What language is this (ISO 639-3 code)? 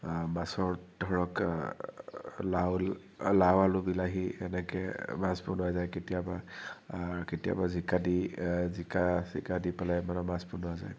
asm